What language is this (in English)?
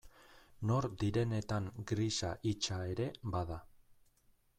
Basque